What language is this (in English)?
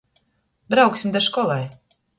Latgalian